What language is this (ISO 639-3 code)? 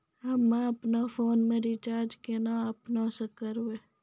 mai